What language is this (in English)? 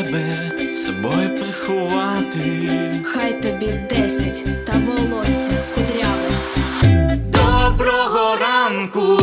Ukrainian